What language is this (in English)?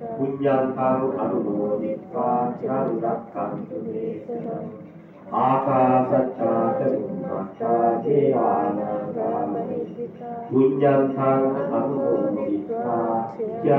Thai